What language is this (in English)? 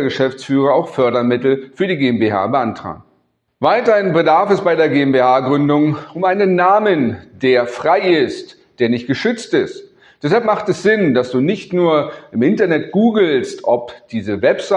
German